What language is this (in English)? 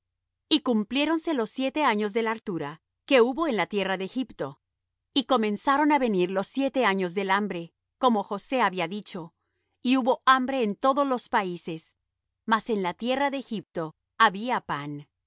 Spanish